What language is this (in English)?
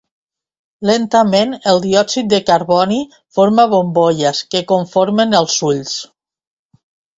Catalan